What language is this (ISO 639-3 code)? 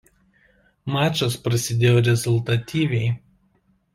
lit